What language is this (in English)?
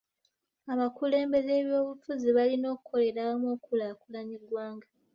Ganda